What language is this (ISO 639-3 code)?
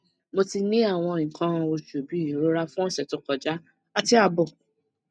yor